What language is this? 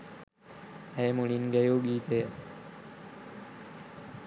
Sinhala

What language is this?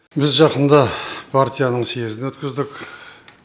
Kazakh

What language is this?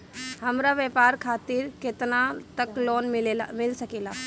Bhojpuri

